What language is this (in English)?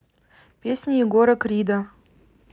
Russian